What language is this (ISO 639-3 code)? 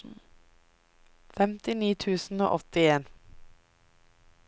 nor